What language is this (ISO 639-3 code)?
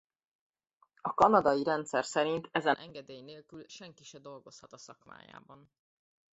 hun